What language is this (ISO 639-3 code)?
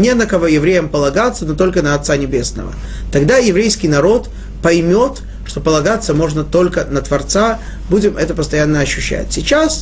rus